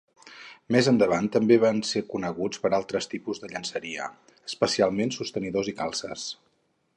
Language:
Catalan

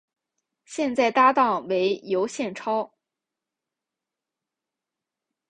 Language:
Chinese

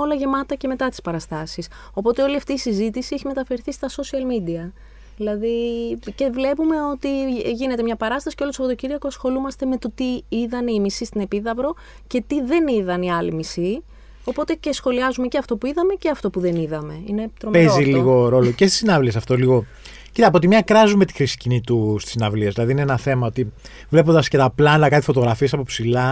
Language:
Greek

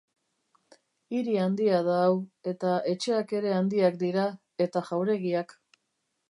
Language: Basque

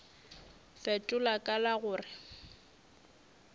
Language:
Northern Sotho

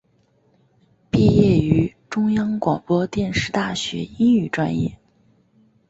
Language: Chinese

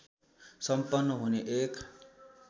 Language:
Nepali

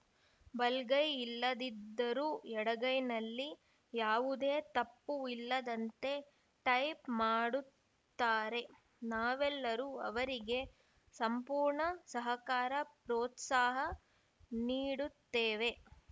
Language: Kannada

